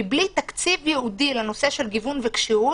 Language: Hebrew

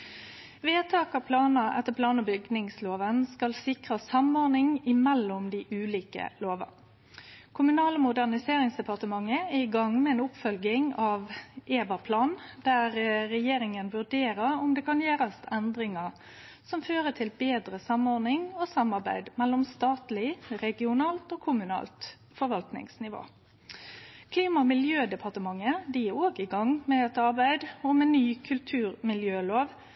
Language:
Norwegian Nynorsk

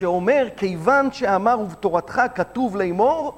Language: Hebrew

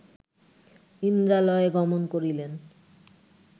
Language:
Bangla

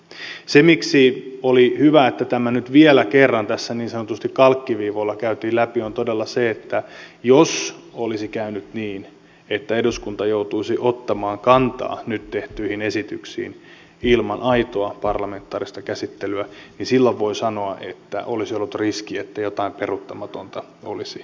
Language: Finnish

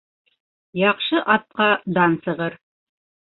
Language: Bashkir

